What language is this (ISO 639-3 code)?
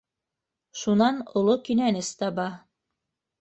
bak